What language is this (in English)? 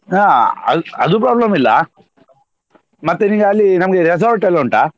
Kannada